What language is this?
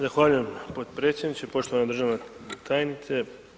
Croatian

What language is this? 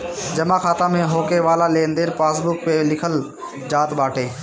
Bhojpuri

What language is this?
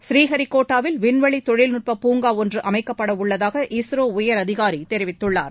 Tamil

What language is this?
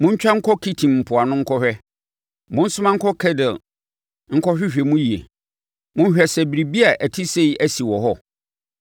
Akan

